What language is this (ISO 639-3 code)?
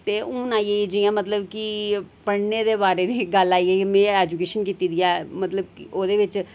doi